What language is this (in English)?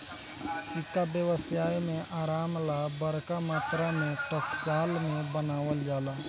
Bhojpuri